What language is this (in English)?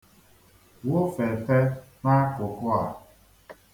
Igbo